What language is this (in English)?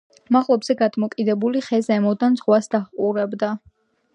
Georgian